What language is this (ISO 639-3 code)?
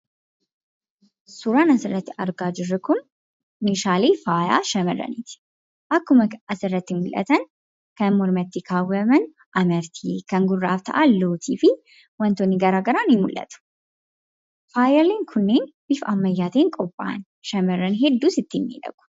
orm